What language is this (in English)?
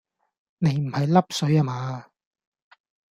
Cantonese